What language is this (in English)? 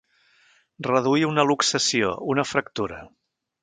Catalan